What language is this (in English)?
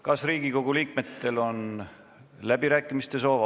Estonian